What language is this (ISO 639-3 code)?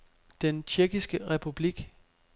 dan